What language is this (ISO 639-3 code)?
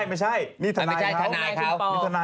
tha